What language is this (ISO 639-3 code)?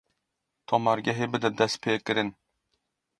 kur